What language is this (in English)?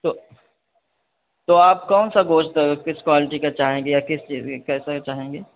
Urdu